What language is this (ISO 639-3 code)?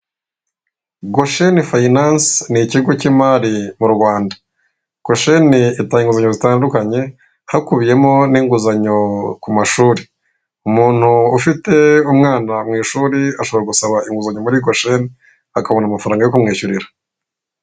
kin